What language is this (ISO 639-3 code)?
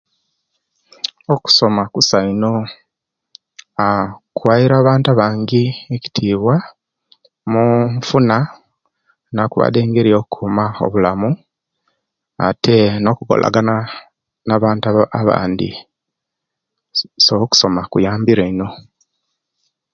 lke